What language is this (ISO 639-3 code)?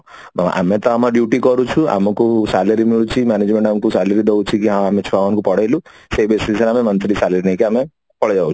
ori